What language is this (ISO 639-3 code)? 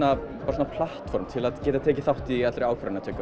isl